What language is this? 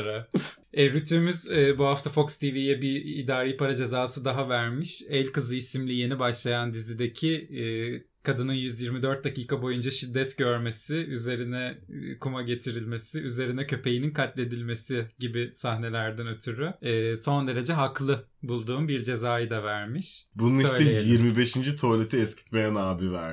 Turkish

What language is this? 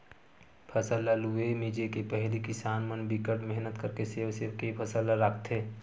Chhattisgarhi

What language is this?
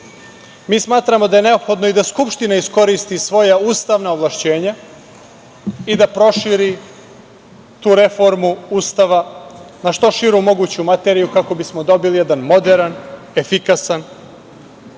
Serbian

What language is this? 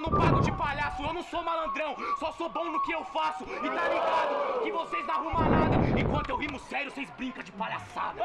Portuguese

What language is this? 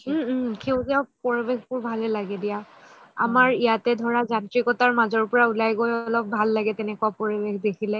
Assamese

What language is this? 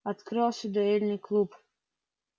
Russian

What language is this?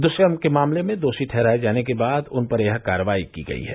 Hindi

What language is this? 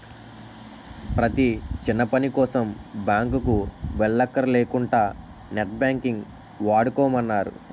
Telugu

